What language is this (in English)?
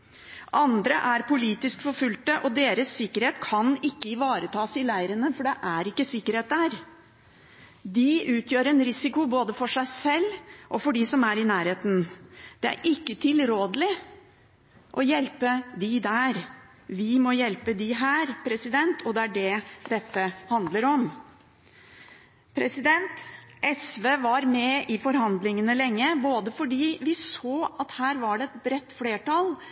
Norwegian Bokmål